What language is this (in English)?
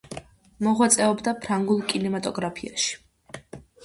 Georgian